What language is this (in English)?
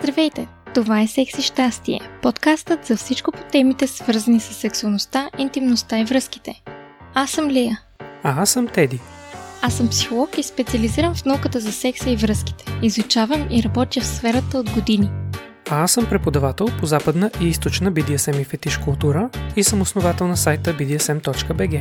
Bulgarian